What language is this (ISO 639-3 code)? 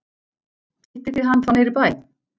isl